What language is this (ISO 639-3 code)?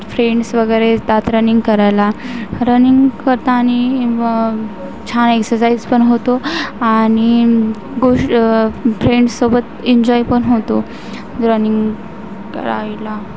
mar